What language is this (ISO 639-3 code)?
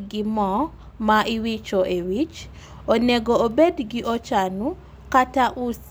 luo